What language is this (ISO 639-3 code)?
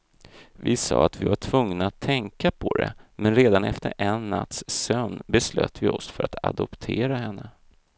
swe